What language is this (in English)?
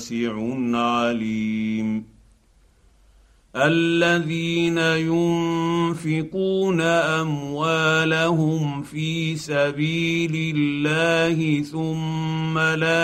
Arabic